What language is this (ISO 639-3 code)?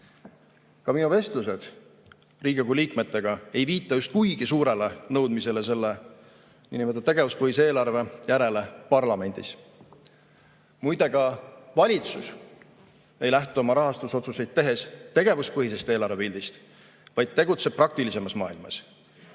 est